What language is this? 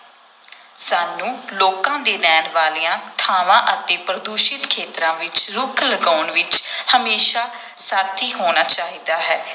Punjabi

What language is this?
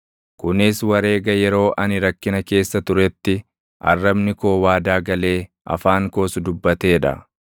Oromo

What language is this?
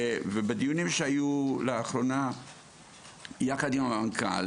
Hebrew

